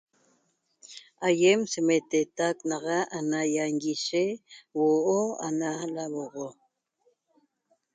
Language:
Toba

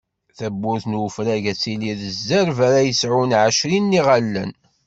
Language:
Kabyle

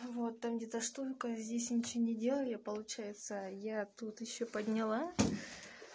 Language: Russian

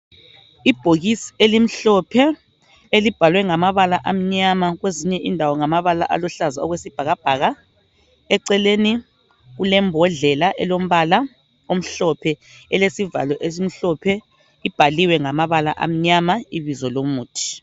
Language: North Ndebele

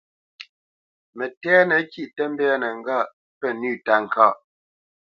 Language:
Bamenyam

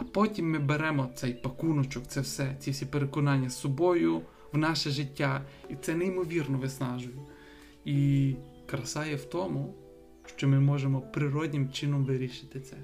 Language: Ukrainian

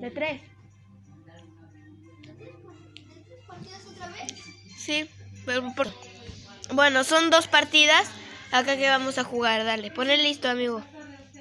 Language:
Spanish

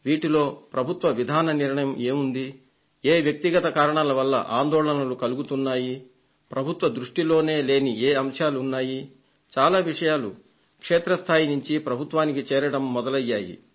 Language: Telugu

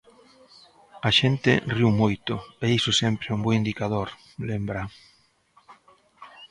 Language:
Galician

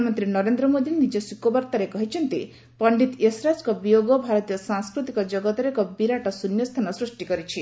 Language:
Odia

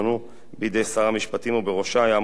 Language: Hebrew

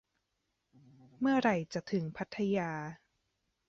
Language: Thai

